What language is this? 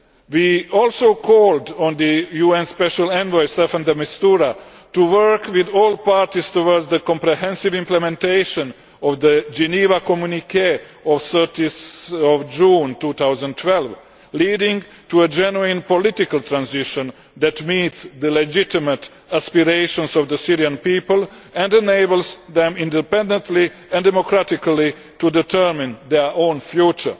English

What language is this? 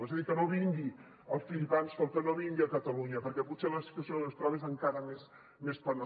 Catalan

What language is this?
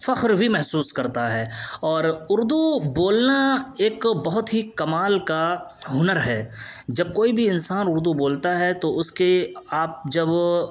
Urdu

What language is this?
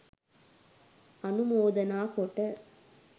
Sinhala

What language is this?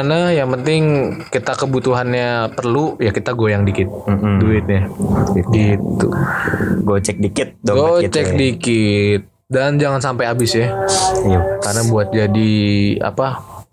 Indonesian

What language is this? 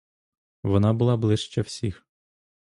Ukrainian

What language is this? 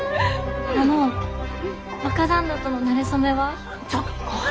Japanese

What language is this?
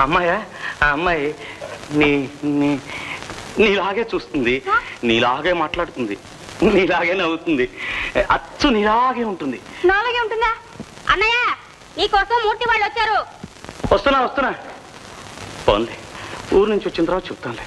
Telugu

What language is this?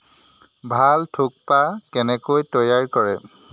Assamese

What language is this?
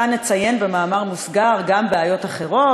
Hebrew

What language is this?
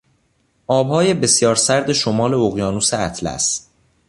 Persian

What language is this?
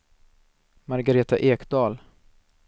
Swedish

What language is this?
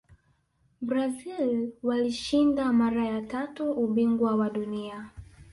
Swahili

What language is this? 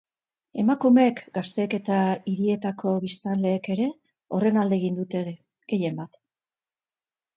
Basque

